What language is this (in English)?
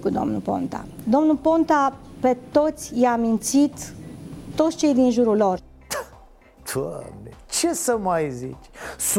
Romanian